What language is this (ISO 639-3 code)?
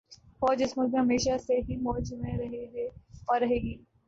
urd